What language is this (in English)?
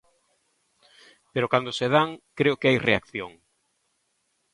Galician